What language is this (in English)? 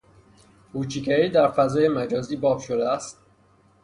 Persian